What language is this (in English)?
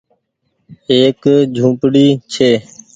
Goaria